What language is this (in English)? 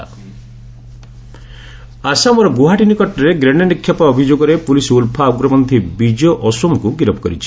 Odia